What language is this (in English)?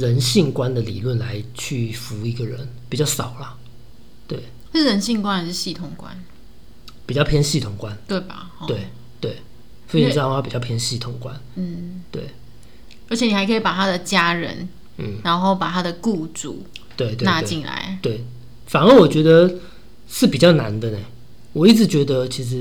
Chinese